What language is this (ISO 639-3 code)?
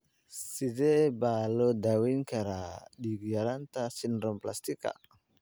som